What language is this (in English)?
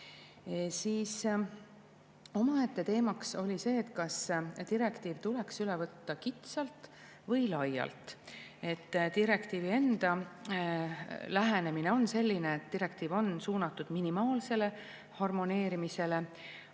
Estonian